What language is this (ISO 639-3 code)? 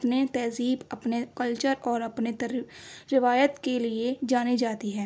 urd